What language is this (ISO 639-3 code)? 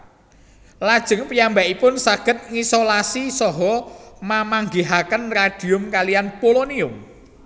jav